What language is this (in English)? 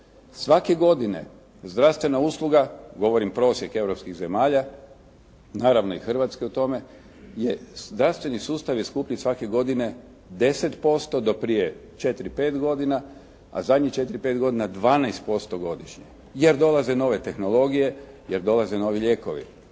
Croatian